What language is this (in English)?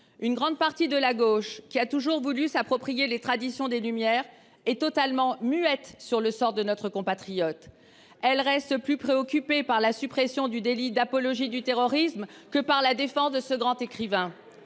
French